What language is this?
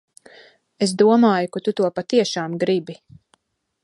Latvian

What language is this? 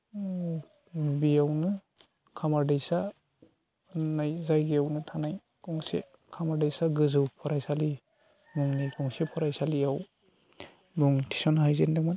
Bodo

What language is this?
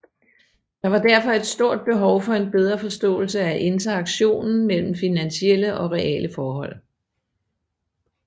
Danish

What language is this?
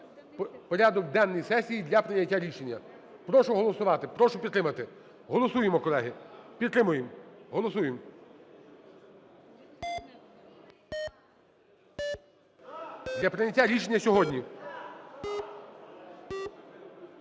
Ukrainian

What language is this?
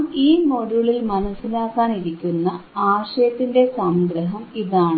Malayalam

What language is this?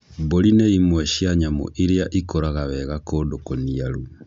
Kikuyu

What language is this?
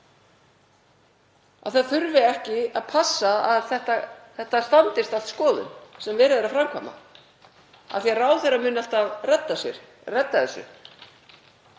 Icelandic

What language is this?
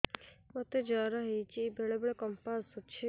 Odia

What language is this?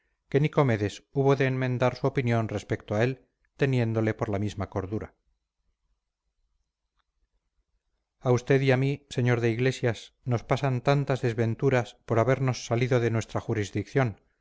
Spanish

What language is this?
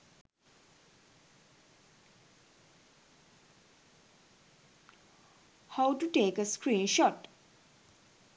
Sinhala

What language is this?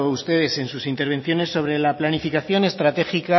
Spanish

